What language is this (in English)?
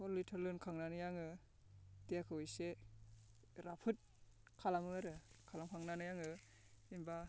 Bodo